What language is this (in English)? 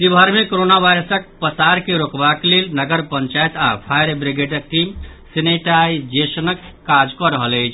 Maithili